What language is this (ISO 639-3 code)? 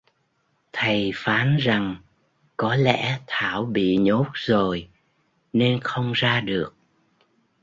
vie